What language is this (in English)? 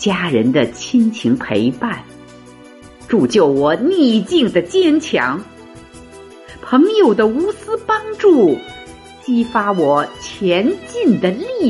Chinese